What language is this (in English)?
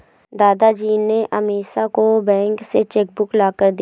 Hindi